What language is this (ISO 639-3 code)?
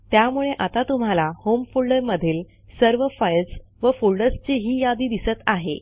mar